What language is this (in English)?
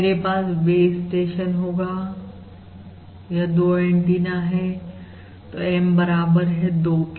Hindi